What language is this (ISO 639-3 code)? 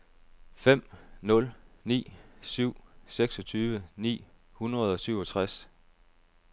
dan